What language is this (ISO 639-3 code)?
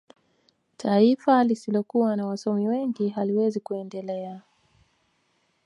swa